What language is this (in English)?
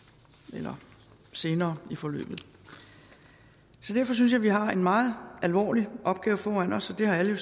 Danish